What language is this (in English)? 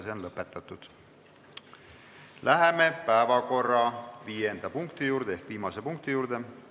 Estonian